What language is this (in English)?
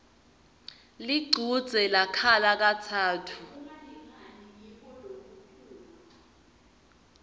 Swati